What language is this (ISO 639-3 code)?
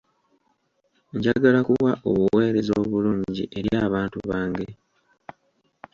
lug